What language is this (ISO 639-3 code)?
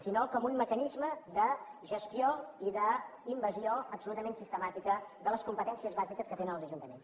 cat